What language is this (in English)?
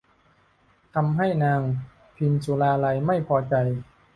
Thai